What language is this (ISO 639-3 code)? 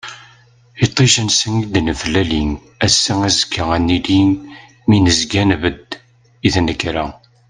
kab